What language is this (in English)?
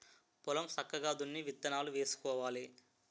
Telugu